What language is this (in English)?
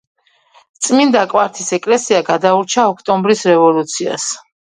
Georgian